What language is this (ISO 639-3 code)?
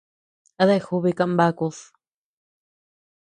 cux